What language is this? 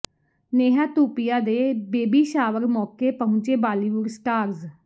Punjabi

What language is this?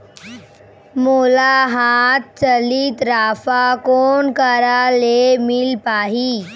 Chhattisgarhi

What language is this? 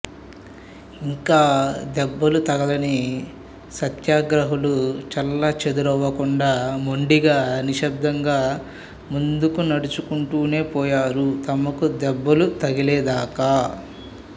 Telugu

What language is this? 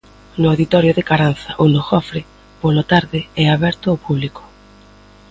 Galician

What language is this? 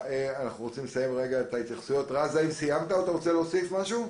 Hebrew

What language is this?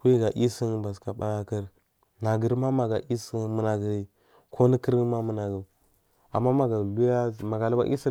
Marghi South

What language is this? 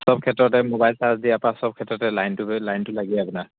Assamese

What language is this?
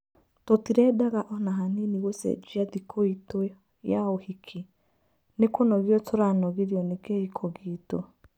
Kikuyu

